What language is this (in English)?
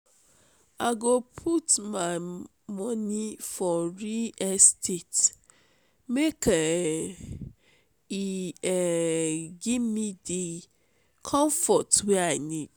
Nigerian Pidgin